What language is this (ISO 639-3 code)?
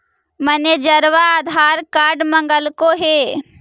mag